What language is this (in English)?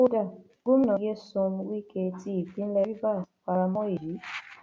Yoruba